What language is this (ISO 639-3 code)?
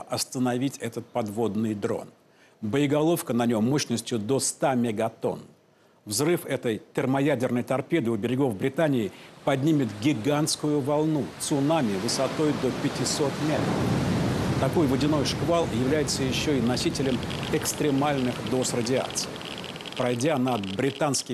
rus